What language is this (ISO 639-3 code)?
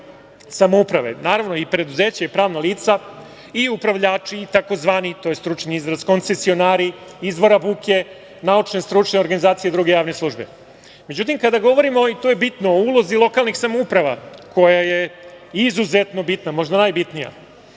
srp